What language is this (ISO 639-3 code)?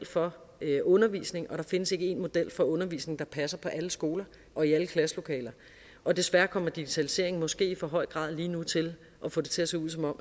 dan